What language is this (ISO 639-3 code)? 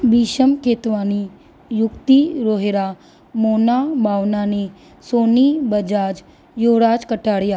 snd